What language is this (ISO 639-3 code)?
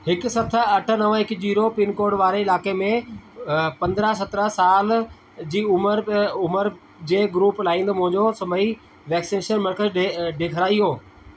snd